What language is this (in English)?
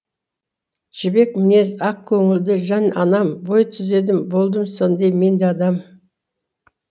Kazakh